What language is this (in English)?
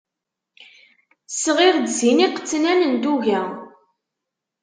Kabyle